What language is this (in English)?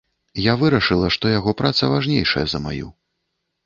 Belarusian